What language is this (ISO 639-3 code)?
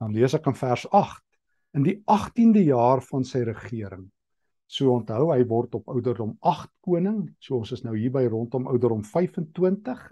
nld